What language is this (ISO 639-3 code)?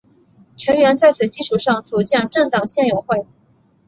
zho